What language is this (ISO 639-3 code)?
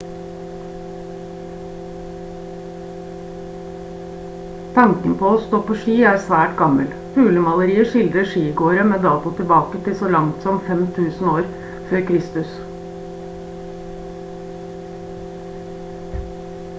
nob